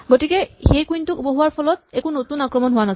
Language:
Assamese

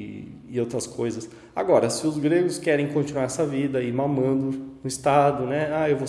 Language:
Portuguese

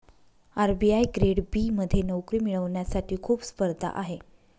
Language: Marathi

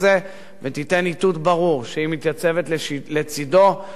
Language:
Hebrew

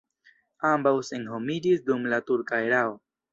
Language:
Esperanto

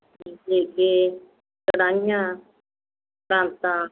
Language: Punjabi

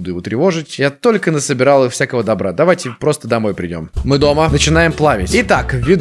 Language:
Russian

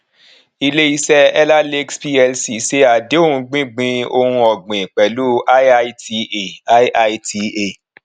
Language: Yoruba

